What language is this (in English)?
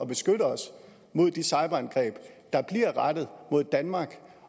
Danish